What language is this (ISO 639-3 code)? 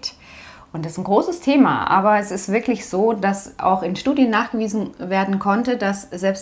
deu